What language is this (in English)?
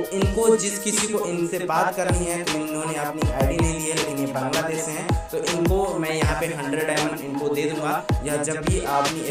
Hindi